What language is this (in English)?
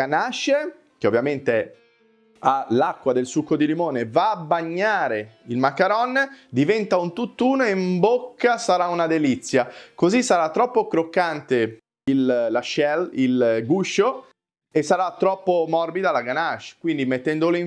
Italian